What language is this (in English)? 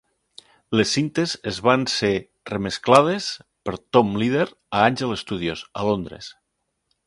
Catalan